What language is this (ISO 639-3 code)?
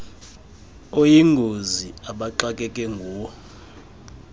xho